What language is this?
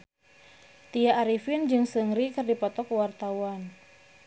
Sundanese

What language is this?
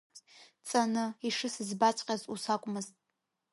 Abkhazian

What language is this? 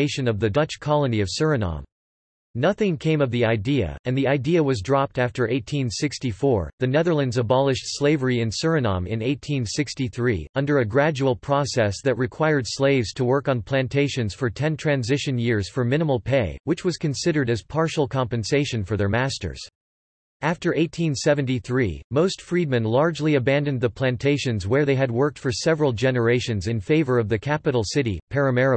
English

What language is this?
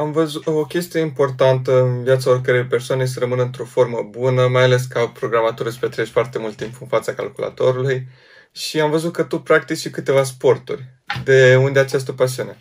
Romanian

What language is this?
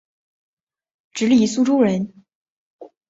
Chinese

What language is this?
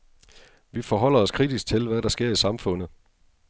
Danish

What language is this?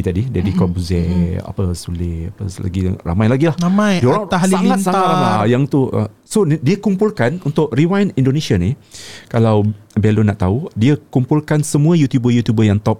Malay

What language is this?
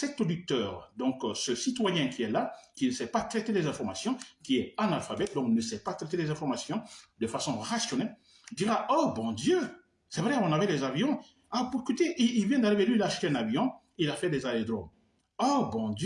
French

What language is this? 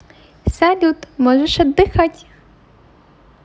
Russian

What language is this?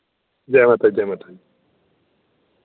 Dogri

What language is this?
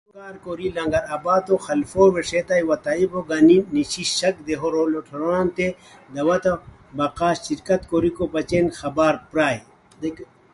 Khowar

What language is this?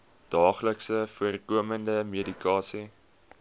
Afrikaans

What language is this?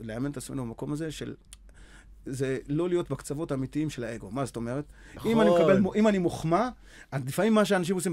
Hebrew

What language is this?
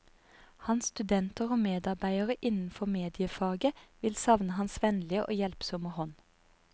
Norwegian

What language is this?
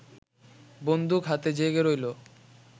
Bangla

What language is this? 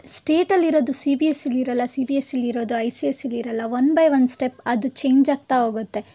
Kannada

